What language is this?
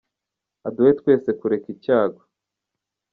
Kinyarwanda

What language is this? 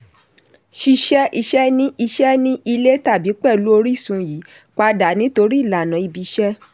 Yoruba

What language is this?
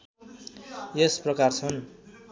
Nepali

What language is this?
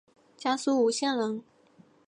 Chinese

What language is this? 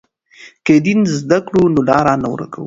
Pashto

